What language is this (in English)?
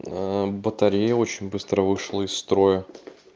Russian